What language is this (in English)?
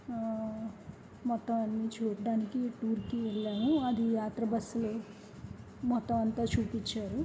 Telugu